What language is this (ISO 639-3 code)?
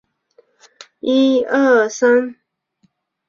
zho